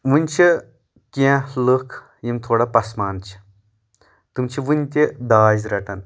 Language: Kashmiri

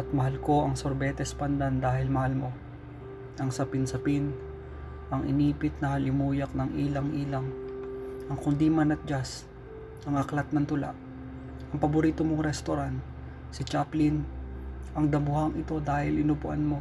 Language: Filipino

